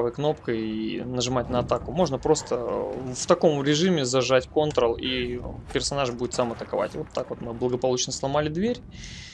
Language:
Russian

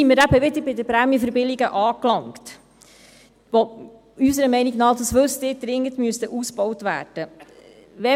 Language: Swiss German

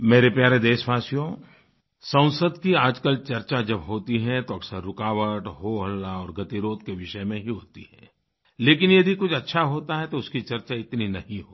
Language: Hindi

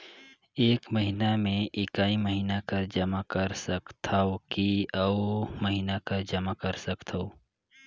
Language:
Chhattisgarhi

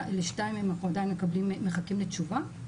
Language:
Hebrew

